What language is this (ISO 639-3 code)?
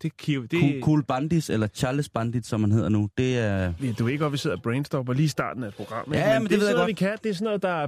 dan